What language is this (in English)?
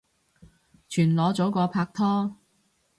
Cantonese